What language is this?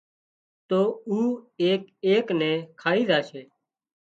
Wadiyara Koli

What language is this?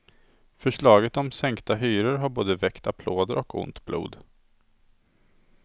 Swedish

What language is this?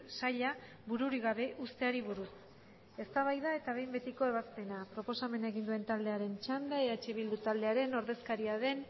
Basque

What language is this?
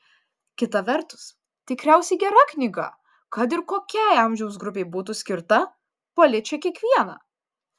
Lithuanian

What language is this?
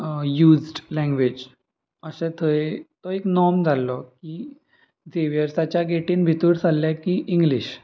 Konkani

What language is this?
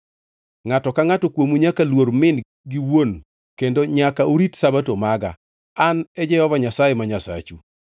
Luo (Kenya and Tanzania)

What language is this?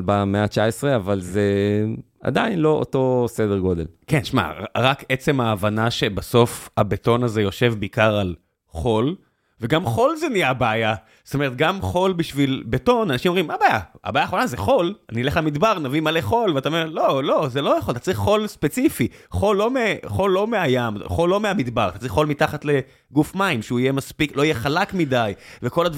Hebrew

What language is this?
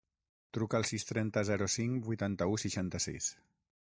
Catalan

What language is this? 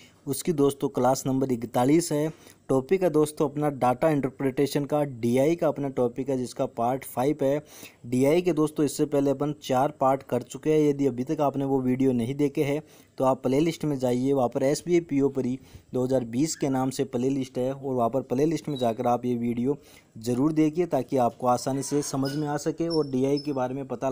Hindi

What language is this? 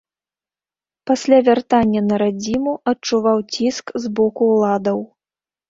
Belarusian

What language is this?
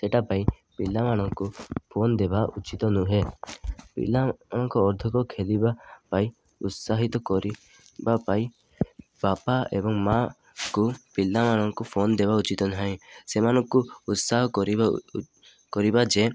Odia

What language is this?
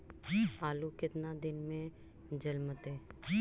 Magahi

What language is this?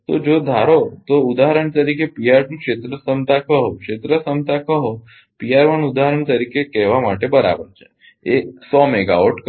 Gujarati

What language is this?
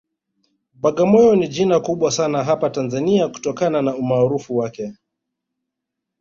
Swahili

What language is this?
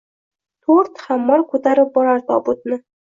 Uzbek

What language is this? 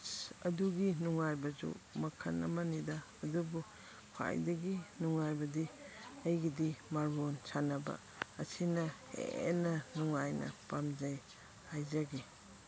Manipuri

